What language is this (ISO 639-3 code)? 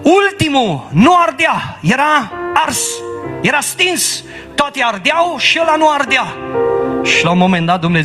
ron